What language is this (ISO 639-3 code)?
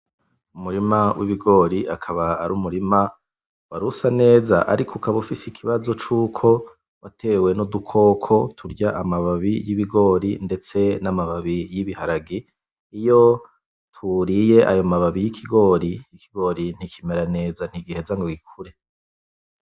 run